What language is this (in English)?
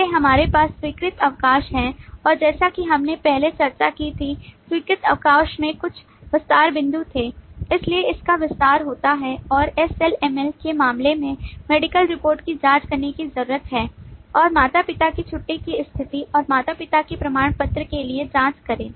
Hindi